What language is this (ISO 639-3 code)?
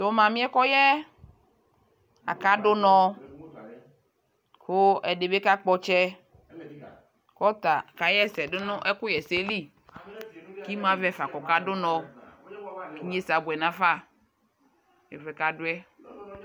kpo